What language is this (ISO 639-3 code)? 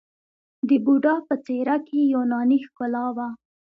pus